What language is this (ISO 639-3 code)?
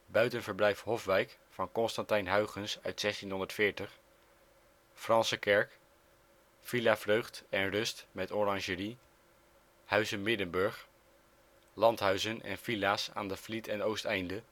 nld